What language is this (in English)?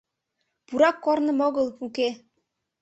Mari